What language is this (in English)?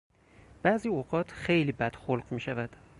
Persian